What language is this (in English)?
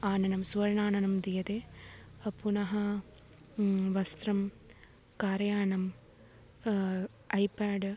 Sanskrit